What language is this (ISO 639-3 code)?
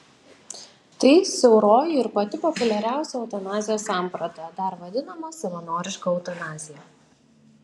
lit